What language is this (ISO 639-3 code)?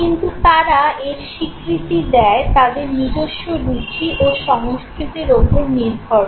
ben